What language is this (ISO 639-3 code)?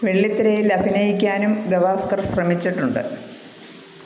mal